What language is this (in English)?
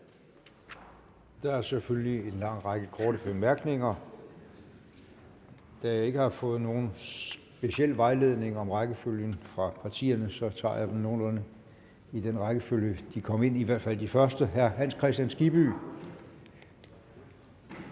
Danish